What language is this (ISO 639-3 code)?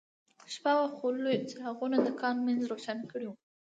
pus